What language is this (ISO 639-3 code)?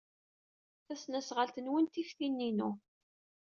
kab